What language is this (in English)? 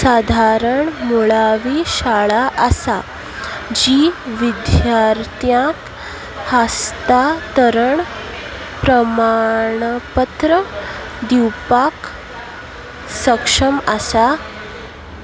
Konkani